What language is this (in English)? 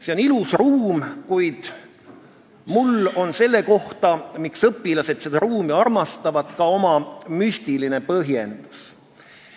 Estonian